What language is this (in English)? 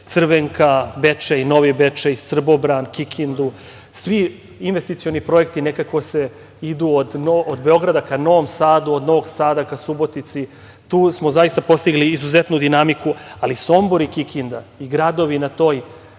Serbian